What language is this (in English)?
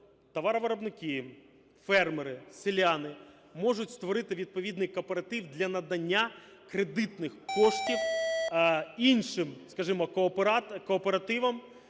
Ukrainian